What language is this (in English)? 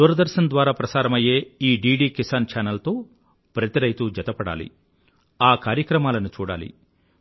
Telugu